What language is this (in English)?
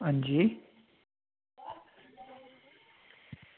Dogri